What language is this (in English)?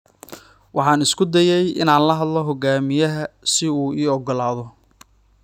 Somali